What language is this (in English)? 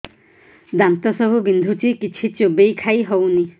Odia